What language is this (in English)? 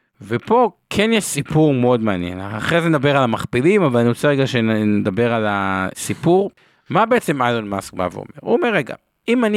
Hebrew